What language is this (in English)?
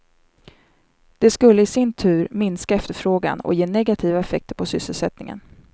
Swedish